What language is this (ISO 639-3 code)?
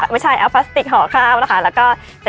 tha